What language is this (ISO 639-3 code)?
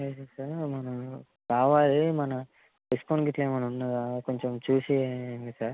tel